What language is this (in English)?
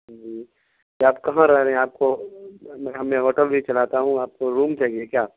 Urdu